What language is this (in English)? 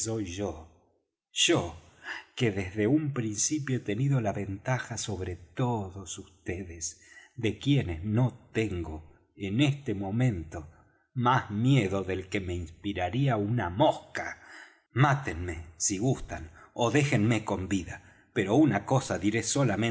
Spanish